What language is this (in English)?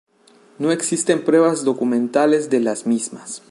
Spanish